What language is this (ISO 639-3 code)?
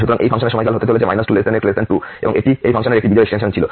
ben